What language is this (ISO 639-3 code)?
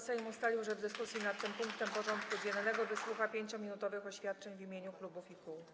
pol